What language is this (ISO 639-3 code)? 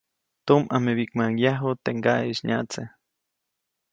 zoc